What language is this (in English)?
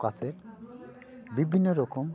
Santali